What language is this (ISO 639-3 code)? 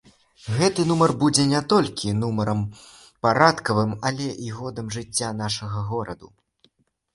bel